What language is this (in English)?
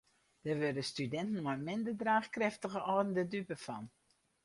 Western Frisian